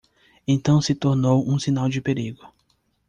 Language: Portuguese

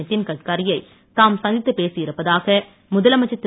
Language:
Tamil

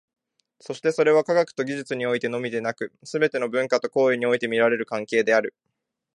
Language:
Japanese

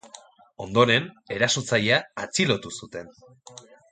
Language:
Basque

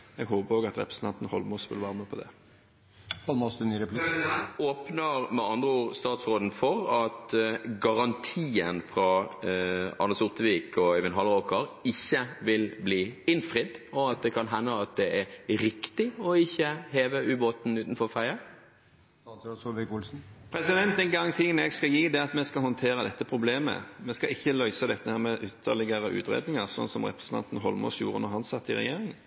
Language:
Norwegian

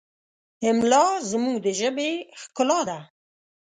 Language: Pashto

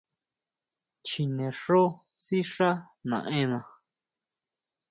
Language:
Huautla Mazatec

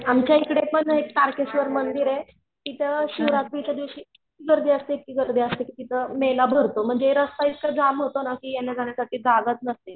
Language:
Marathi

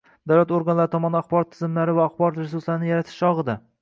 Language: Uzbek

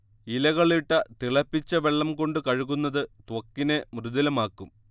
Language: Malayalam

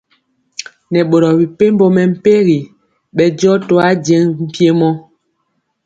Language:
Mpiemo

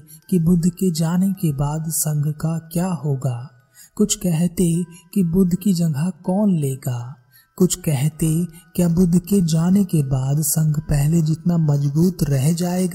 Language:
Hindi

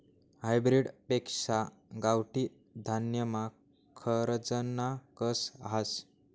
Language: Marathi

